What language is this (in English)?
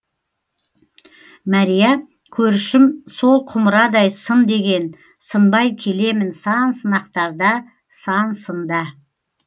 Kazakh